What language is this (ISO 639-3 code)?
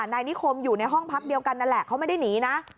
tha